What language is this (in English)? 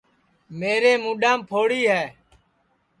Sansi